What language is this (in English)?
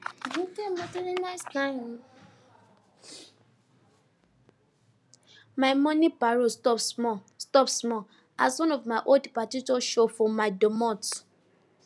Nigerian Pidgin